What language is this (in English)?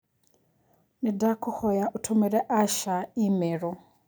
Kikuyu